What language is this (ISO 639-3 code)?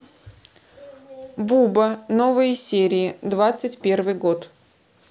rus